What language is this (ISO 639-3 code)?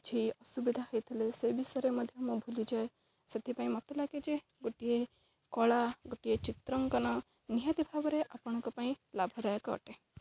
ori